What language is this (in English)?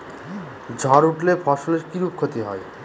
Bangla